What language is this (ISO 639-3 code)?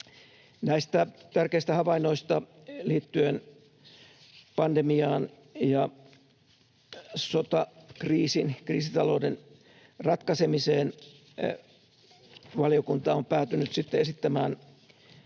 fin